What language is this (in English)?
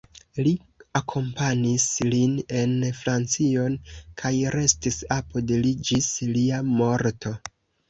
Esperanto